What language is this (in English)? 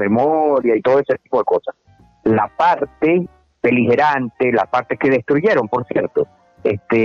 Spanish